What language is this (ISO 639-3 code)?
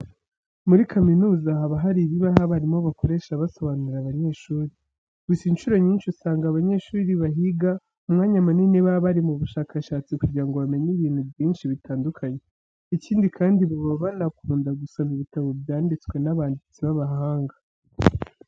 kin